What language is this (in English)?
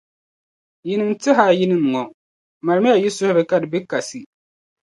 Dagbani